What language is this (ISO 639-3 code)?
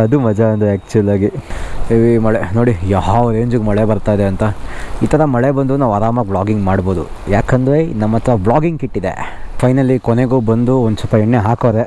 kan